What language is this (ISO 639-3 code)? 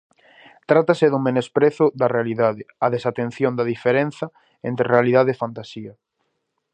glg